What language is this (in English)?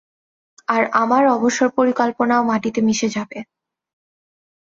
Bangla